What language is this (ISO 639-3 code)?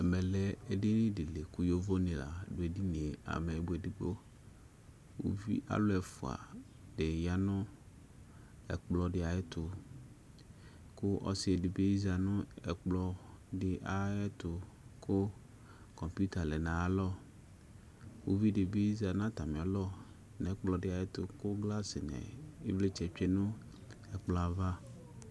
kpo